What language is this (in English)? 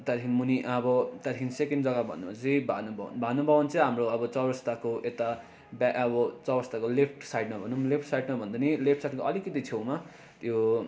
Nepali